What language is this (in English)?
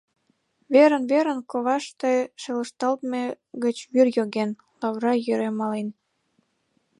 Mari